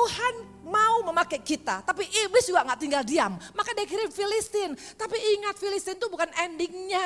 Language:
Indonesian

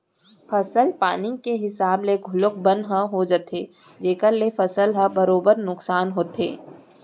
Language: Chhattisgarhi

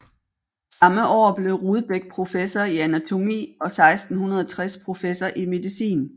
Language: Danish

